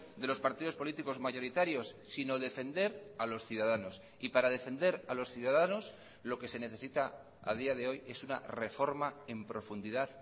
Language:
Spanish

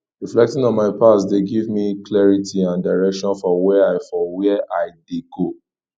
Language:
Nigerian Pidgin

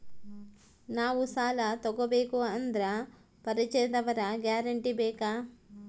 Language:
Kannada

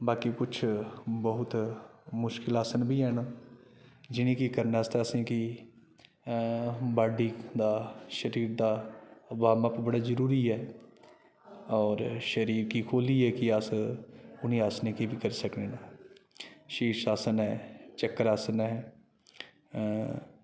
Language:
Dogri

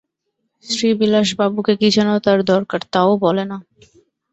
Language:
Bangla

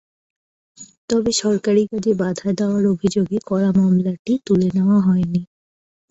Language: Bangla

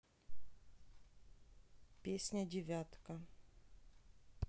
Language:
Russian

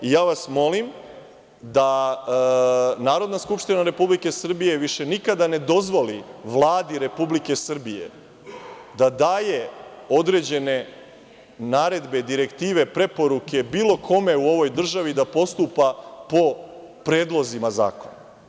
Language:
Serbian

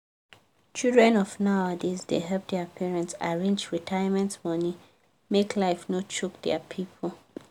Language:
Nigerian Pidgin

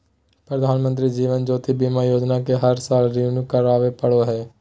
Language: Magahi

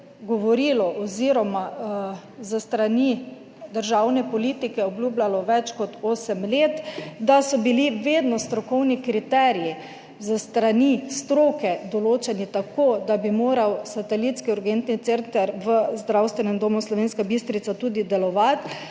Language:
Slovenian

